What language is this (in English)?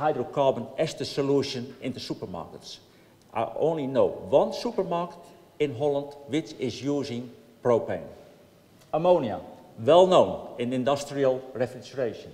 Dutch